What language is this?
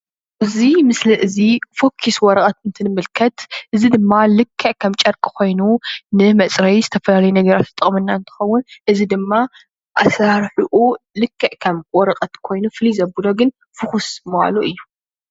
Tigrinya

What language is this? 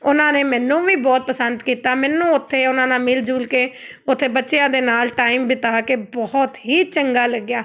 Punjabi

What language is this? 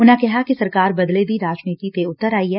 Punjabi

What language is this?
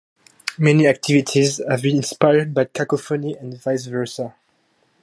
English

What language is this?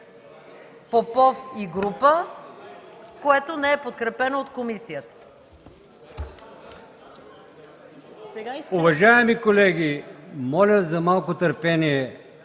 Bulgarian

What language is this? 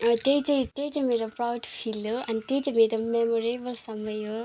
Nepali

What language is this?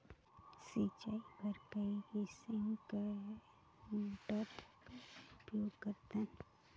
Chhattisgarhi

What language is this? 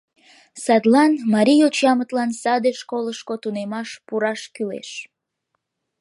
Mari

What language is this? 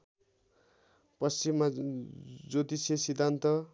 Nepali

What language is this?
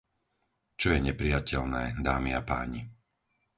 Slovak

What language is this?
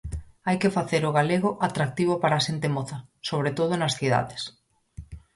Galician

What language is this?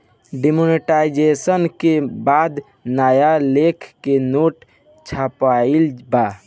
Bhojpuri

